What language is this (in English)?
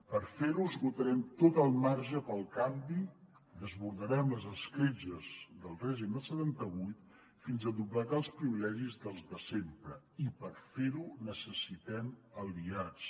Catalan